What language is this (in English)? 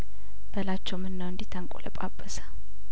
Amharic